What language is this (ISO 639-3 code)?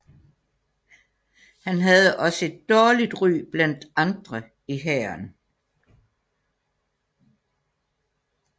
dan